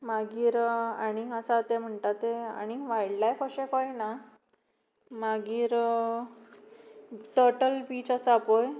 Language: Konkani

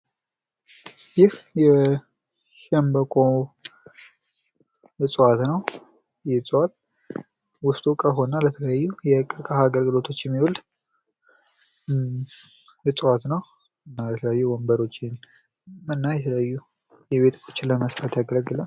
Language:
Amharic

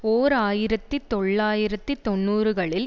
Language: Tamil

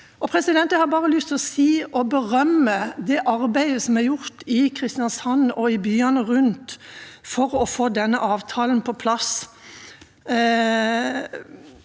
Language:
Norwegian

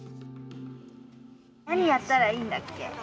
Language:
Japanese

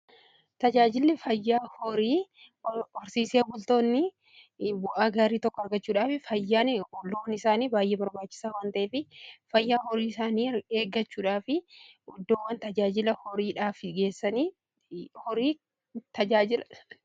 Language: Oromo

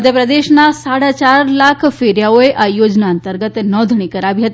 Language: Gujarati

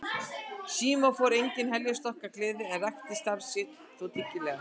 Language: Icelandic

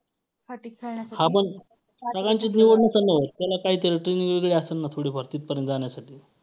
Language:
Marathi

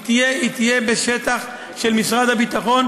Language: Hebrew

